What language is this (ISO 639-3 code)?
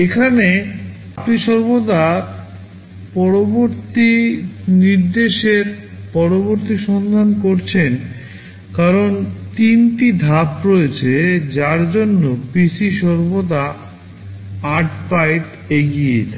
ben